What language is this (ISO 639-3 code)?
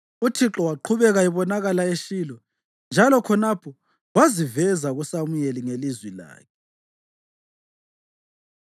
nde